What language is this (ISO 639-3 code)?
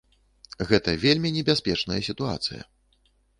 bel